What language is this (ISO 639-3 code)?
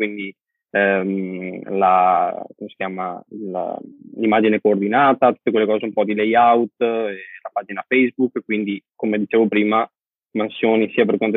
ita